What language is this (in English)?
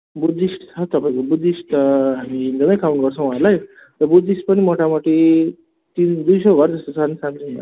Nepali